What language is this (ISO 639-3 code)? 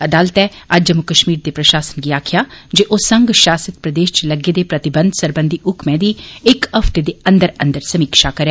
doi